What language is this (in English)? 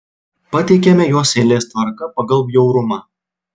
Lithuanian